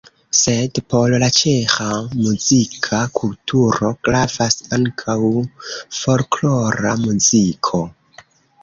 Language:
Esperanto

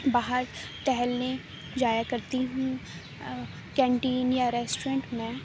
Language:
Urdu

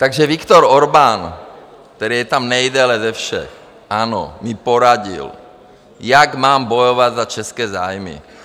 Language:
Czech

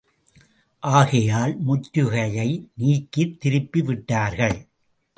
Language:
Tamil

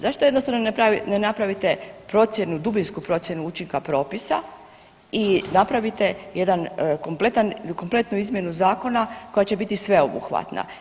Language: Croatian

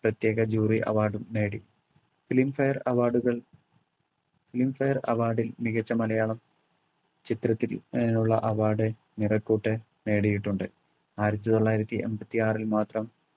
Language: Malayalam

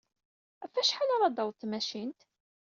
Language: Kabyle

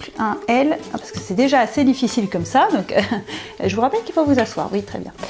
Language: French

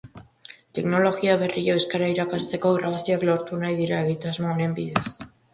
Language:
Basque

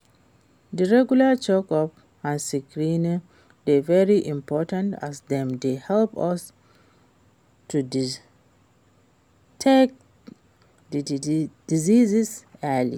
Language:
Nigerian Pidgin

